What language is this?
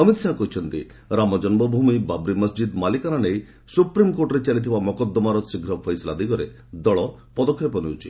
Odia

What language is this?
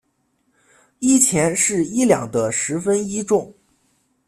Chinese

